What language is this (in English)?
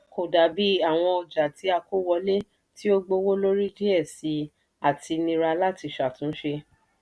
Yoruba